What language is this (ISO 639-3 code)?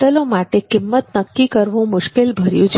guj